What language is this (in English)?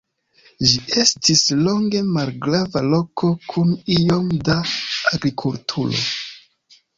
Esperanto